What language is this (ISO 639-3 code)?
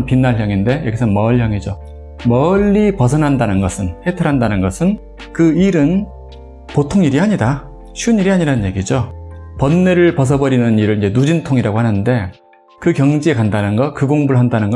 kor